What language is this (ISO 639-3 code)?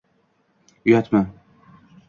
uzb